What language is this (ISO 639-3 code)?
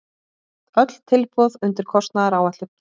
isl